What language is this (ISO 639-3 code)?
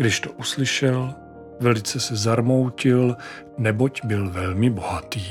ces